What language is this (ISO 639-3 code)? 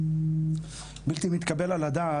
heb